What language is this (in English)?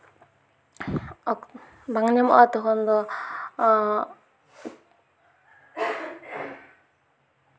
Santali